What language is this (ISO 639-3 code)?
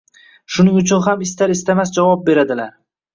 uzb